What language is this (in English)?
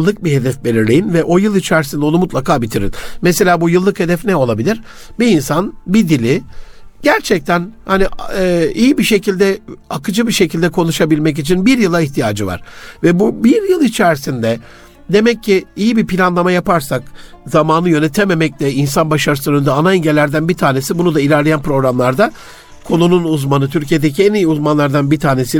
Turkish